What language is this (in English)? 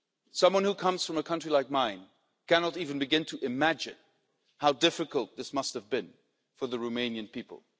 English